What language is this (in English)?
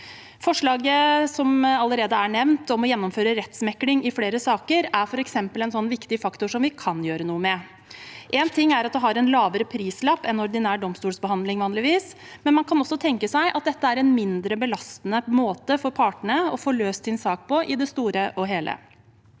Norwegian